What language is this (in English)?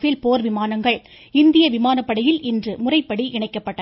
Tamil